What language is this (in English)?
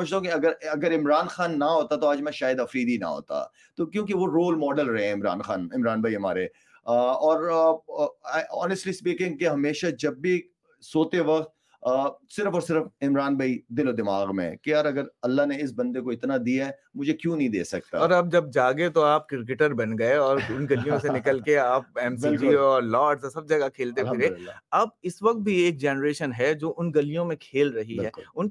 Urdu